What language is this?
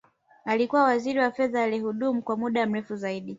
Swahili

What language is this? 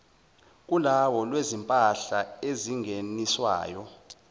Zulu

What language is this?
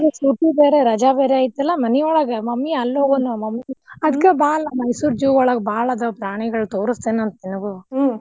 Kannada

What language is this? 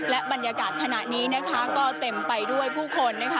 Thai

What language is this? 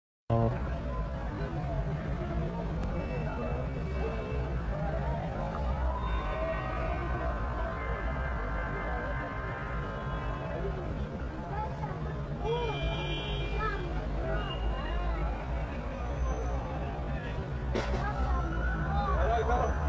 Arabic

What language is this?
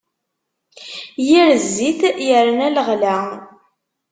Kabyle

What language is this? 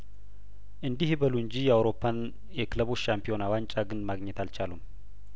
Amharic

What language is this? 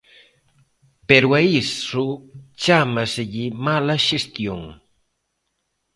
Galician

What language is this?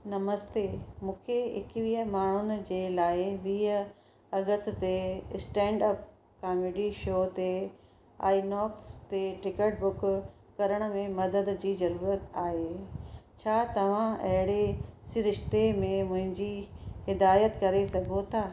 Sindhi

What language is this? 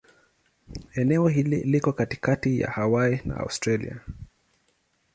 Swahili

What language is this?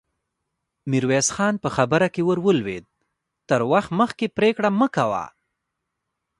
Pashto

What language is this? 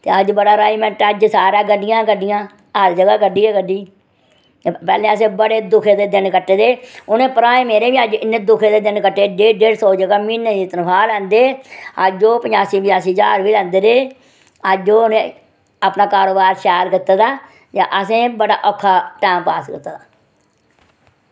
Dogri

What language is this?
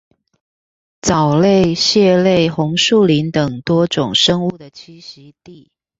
Chinese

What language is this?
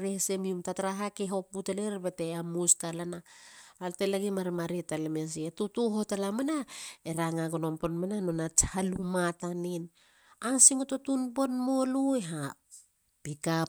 Halia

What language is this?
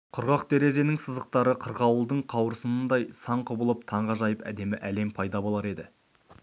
Kazakh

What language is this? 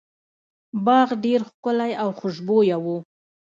Pashto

